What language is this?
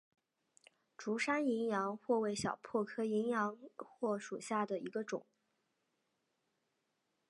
Chinese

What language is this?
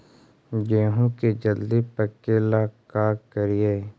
Magahi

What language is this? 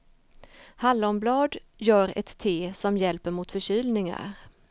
Swedish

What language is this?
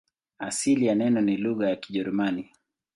Swahili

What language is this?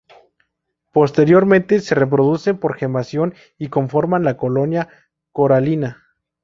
Spanish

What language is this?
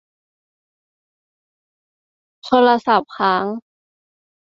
Thai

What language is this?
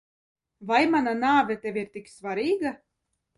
Latvian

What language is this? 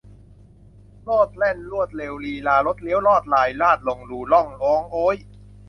Thai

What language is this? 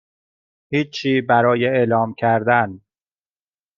Persian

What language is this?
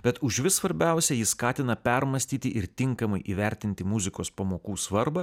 Lithuanian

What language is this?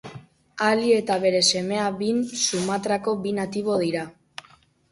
Basque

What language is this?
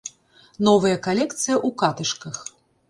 Belarusian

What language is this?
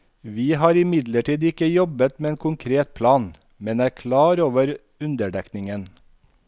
Norwegian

